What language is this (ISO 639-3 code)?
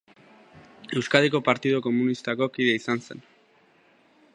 eus